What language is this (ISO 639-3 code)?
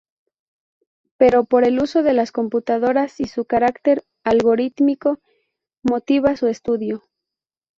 spa